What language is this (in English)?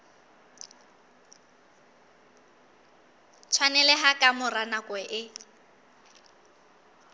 Southern Sotho